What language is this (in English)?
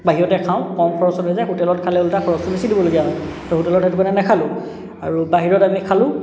Assamese